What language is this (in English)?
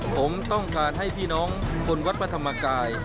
Thai